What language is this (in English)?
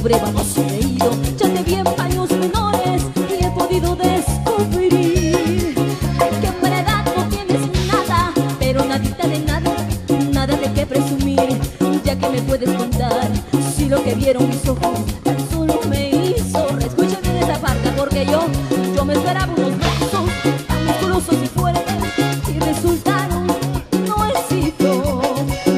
Spanish